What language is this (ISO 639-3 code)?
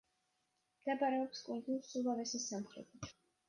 kat